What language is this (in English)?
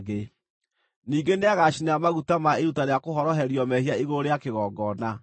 Kikuyu